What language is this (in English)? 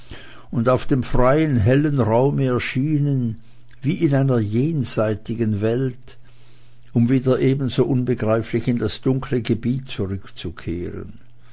German